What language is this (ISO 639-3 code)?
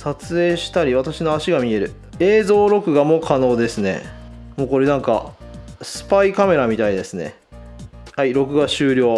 jpn